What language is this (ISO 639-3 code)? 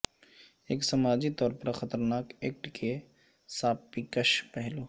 urd